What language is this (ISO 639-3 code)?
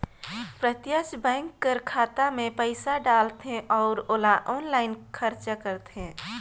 hne